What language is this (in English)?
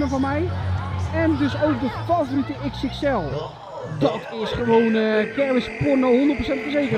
Dutch